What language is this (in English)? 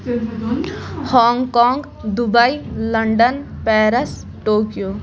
Kashmiri